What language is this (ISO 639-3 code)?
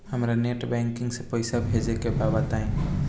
bho